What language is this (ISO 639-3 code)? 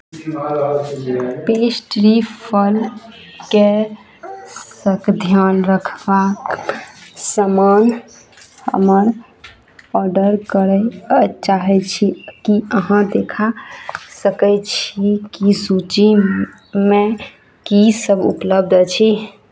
mai